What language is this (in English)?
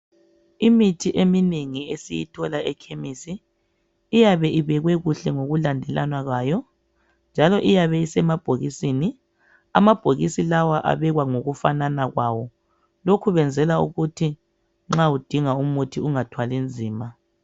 North Ndebele